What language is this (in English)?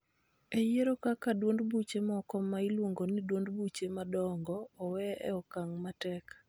Luo (Kenya and Tanzania)